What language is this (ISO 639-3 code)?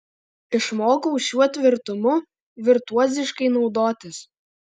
lit